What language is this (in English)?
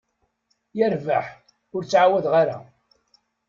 Kabyle